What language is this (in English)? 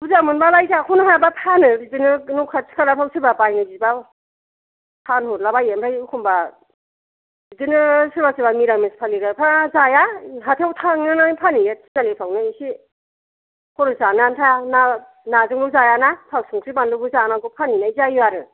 Bodo